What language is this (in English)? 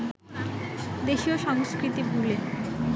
Bangla